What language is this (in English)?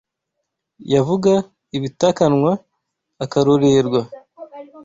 Kinyarwanda